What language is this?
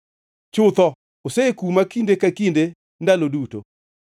Luo (Kenya and Tanzania)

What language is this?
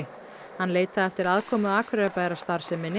Icelandic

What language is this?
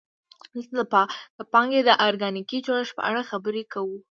Pashto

